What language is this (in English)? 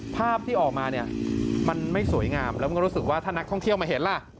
Thai